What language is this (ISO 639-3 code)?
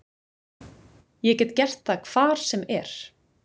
isl